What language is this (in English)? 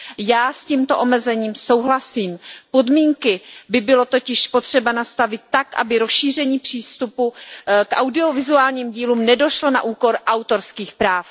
Czech